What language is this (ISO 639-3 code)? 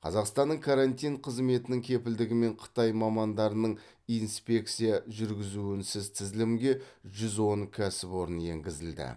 kaz